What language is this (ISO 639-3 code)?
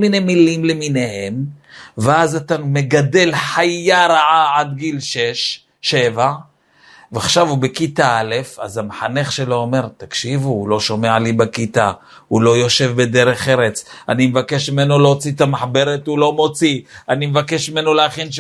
heb